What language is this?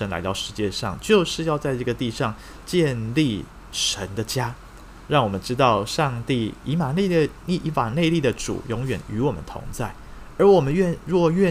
Chinese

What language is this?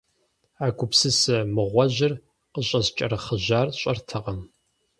Kabardian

